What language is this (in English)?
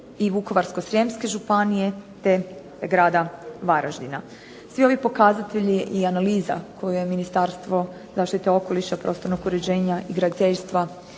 Croatian